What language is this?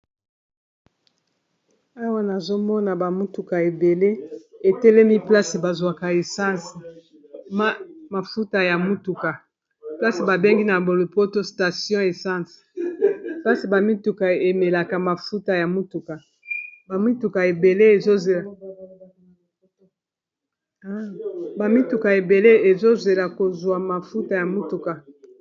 Lingala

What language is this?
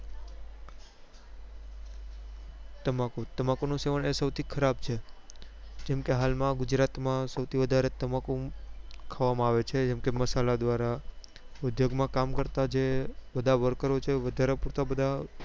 Gujarati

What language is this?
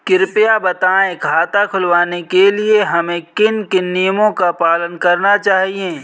Hindi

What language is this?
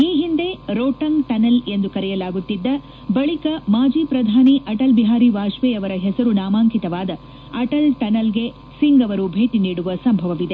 Kannada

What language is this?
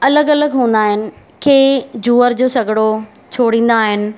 Sindhi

